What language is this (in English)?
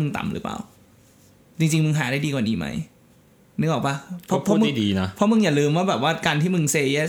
Thai